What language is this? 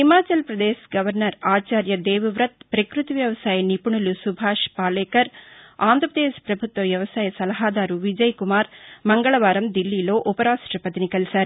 Telugu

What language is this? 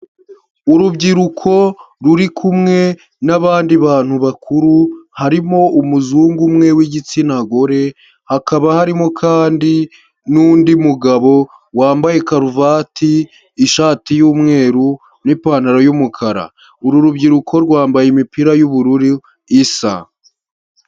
Kinyarwanda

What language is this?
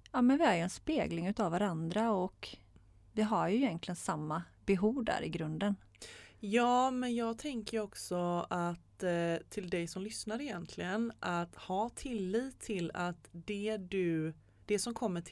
Swedish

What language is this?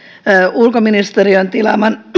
Finnish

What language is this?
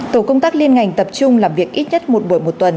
Vietnamese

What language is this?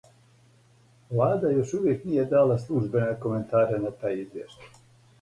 Serbian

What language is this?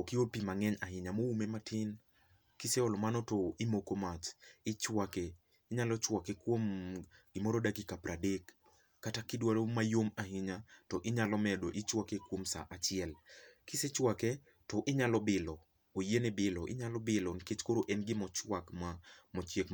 Luo (Kenya and Tanzania)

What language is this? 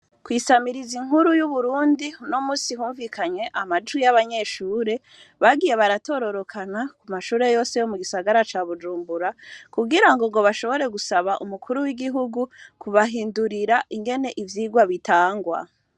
Rundi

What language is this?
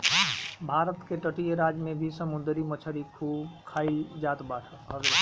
Bhojpuri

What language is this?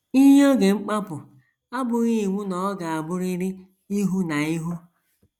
Igbo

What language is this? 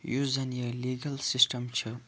Kashmiri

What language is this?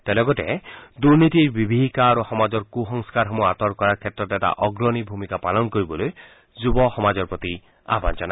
Assamese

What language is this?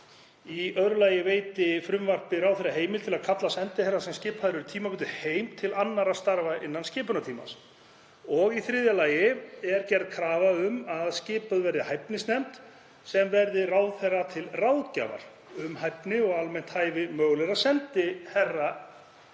Icelandic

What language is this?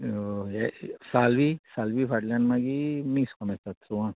Konkani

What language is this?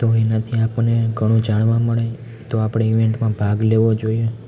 Gujarati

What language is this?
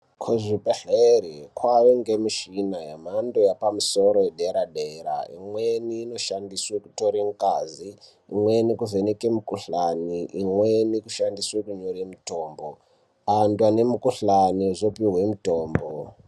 Ndau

